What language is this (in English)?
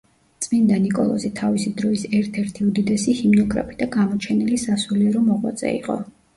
Georgian